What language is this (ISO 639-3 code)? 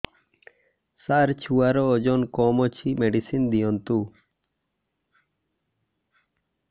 ori